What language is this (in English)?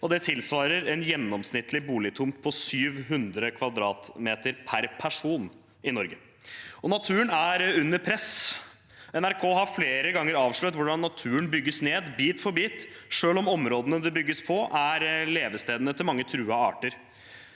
Norwegian